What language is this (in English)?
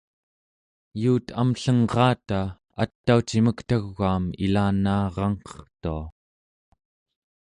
Central Yupik